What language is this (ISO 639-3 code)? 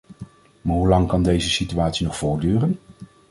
nld